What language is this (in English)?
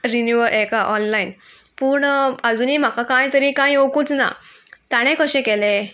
Konkani